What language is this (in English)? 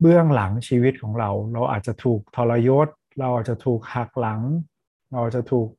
Thai